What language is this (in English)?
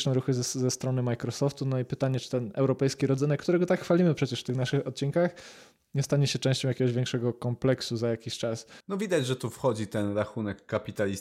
Polish